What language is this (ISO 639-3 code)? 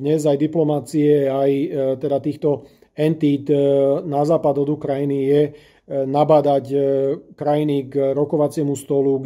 slk